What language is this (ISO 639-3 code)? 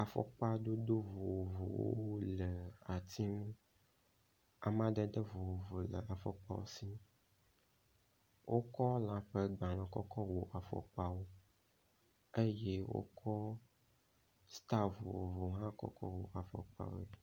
ewe